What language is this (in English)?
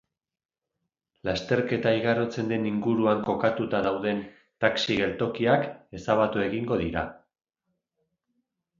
Basque